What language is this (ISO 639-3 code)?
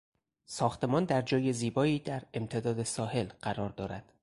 fas